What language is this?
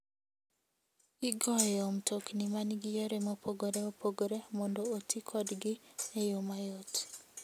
Luo (Kenya and Tanzania)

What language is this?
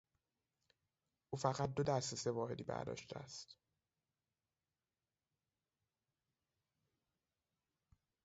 Persian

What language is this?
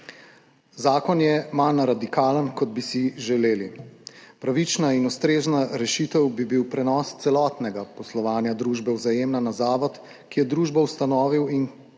Slovenian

